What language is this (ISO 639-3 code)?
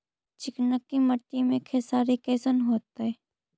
mag